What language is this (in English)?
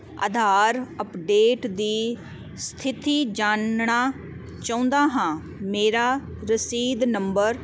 Punjabi